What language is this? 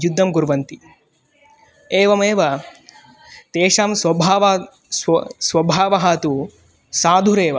Sanskrit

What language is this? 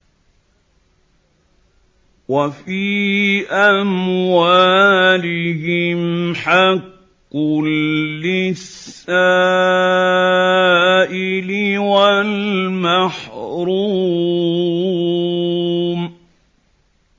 Arabic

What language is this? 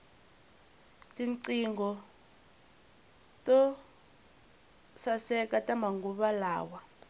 Tsonga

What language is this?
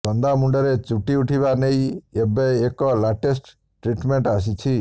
Odia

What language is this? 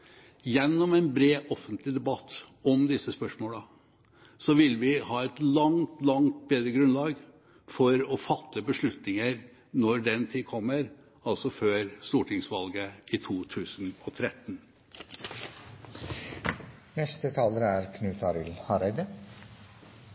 Norwegian Bokmål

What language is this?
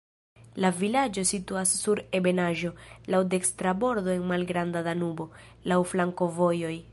Esperanto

